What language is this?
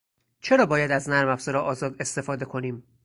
Persian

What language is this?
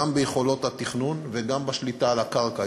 Hebrew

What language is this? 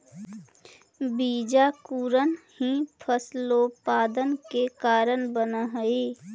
Magahi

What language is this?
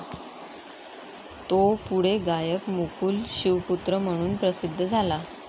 Marathi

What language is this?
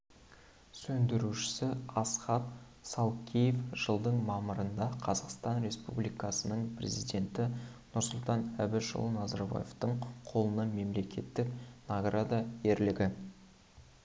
Kazakh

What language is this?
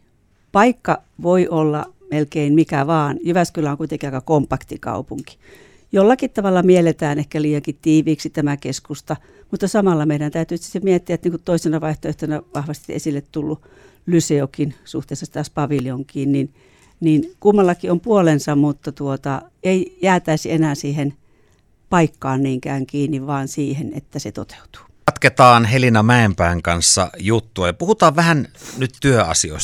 Finnish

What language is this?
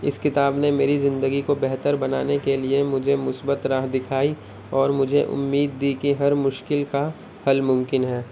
Urdu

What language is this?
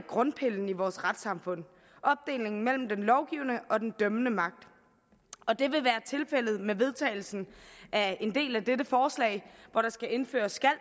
Danish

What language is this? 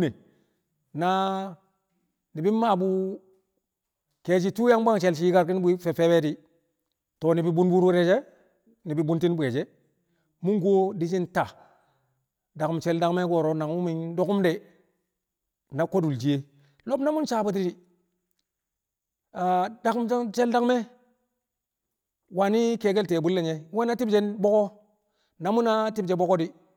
Kamo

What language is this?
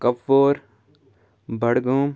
Kashmiri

